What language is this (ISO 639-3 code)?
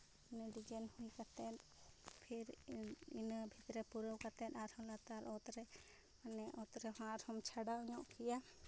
sat